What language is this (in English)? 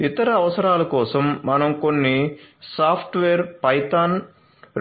Telugu